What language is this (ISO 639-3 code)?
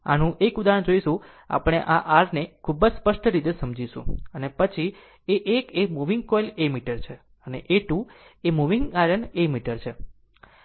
guj